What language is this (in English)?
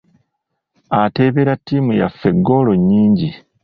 Ganda